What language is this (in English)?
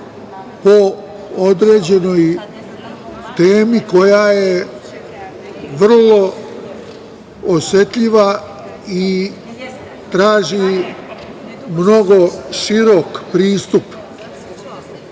Serbian